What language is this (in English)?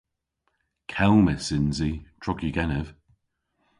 Cornish